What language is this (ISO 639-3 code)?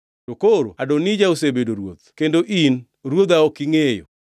luo